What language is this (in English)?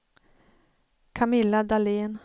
Swedish